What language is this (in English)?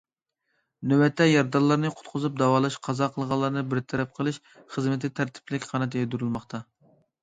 Uyghur